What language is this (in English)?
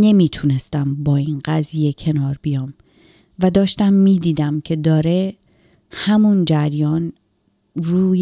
Persian